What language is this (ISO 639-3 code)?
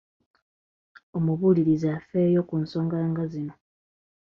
lug